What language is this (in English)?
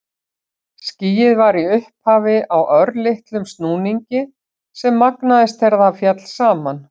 Icelandic